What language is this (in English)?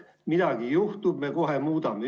Estonian